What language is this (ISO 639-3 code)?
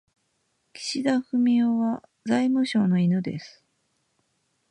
jpn